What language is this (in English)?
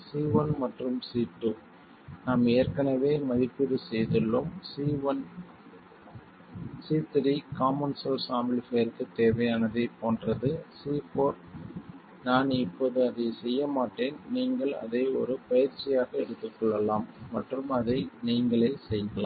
Tamil